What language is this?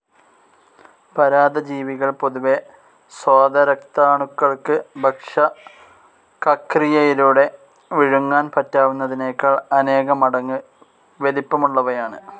Malayalam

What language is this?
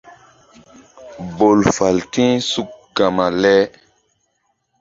Mbum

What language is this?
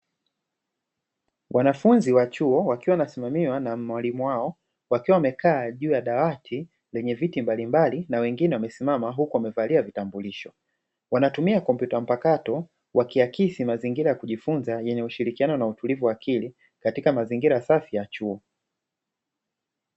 Swahili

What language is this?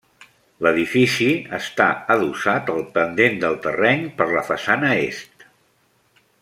Catalan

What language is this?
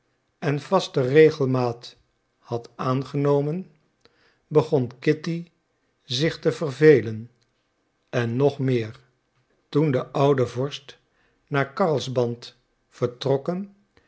Dutch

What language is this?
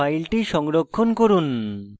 Bangla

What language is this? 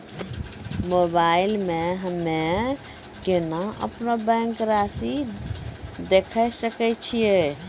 Maithili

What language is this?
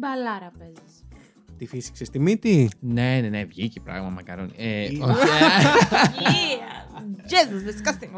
Greek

